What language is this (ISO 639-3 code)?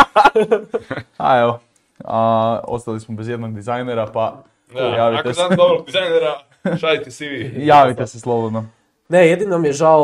hrv